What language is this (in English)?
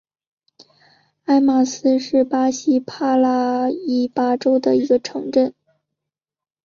Chinese